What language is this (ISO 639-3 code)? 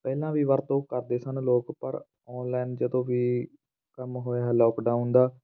pan